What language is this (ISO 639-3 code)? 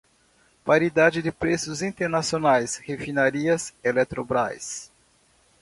por